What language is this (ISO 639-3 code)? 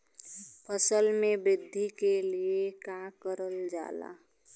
bho